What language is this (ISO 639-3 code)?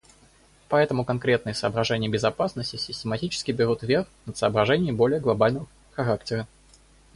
rus